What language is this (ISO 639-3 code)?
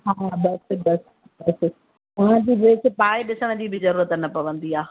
snd